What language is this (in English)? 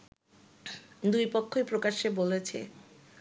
Bangla